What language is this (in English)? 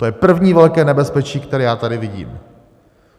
Czech